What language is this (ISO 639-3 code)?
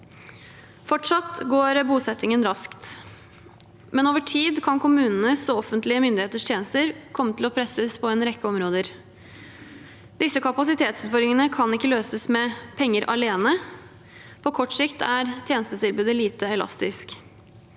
nor